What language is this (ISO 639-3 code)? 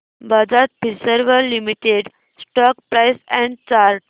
mar